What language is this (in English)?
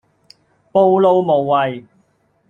Cantonese